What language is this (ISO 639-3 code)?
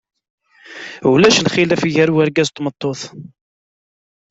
kab